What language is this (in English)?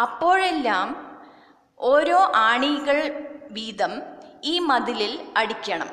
Malayalam